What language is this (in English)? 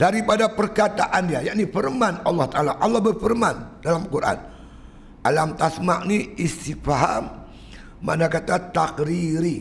Malay